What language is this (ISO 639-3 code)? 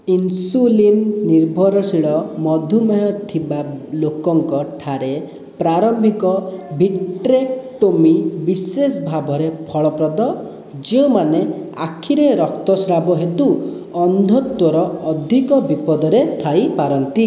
ori